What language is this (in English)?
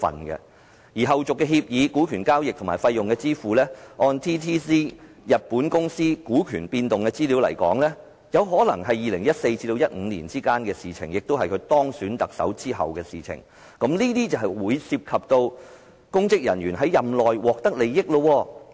Cantonese